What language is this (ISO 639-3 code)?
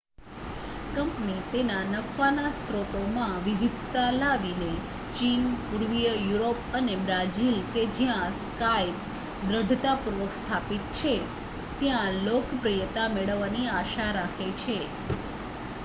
guj